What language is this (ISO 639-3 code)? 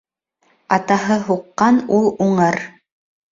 bak